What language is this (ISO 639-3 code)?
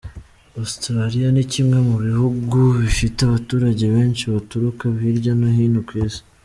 kin